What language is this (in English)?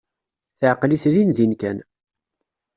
Kabyle